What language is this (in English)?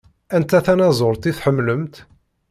Kabyle